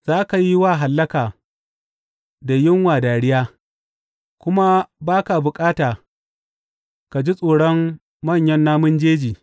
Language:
Hausa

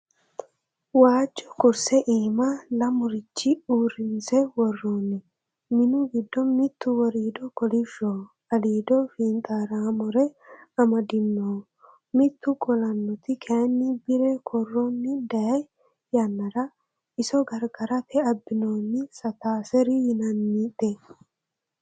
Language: Sidamo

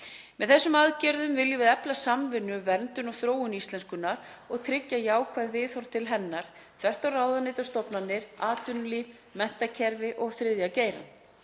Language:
Icelandic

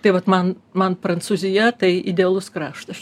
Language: Lithuanian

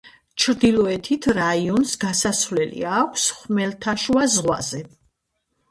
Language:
Georgian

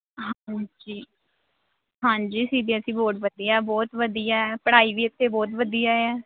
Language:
Punjabi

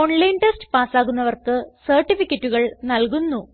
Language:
Malayalam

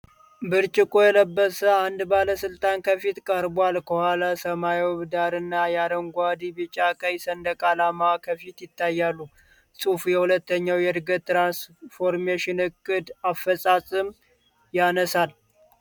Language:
Amharic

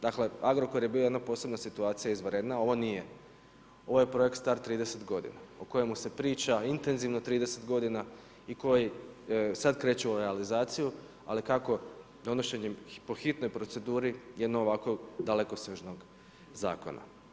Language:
Croatian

